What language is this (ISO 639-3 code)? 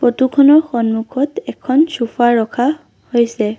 asm